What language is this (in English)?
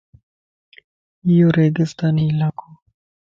Lasi